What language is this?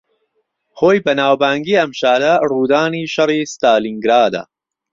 Central Kurdish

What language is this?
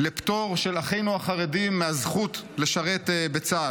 Hebrew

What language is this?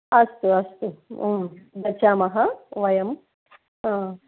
Sanskrit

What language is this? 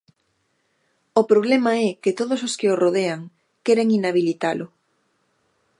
Galician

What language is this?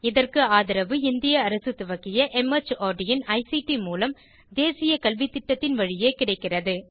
Tamil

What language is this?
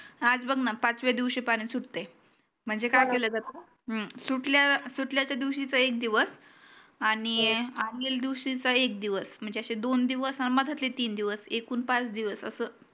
Marathi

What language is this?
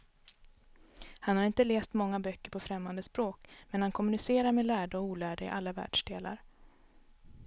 Swedish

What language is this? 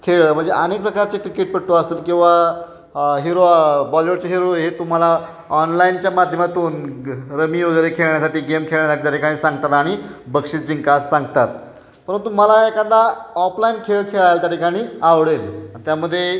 Marathi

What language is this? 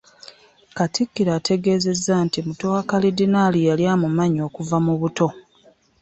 Ganda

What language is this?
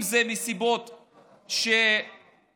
Hebrew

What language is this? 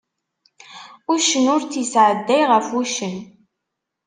Kabyle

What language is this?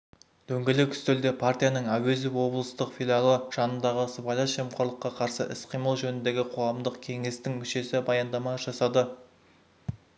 Kazakh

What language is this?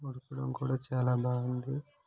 Telugu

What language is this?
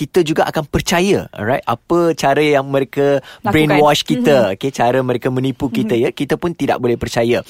Malay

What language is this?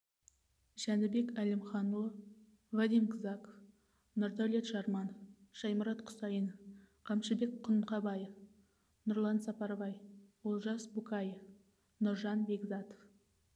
Kazakh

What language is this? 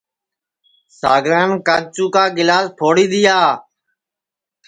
Sansi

